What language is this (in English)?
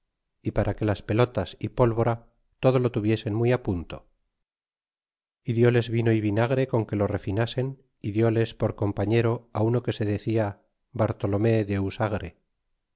Spanish